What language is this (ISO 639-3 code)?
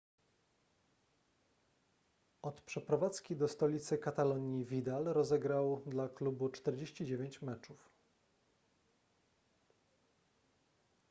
pol